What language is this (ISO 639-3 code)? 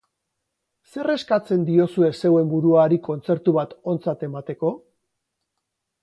eus